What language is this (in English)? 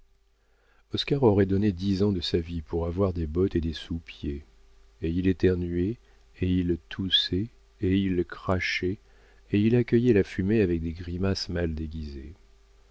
French